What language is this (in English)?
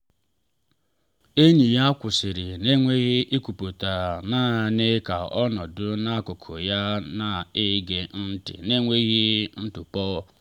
Igbo